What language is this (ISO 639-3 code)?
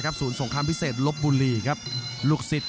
tha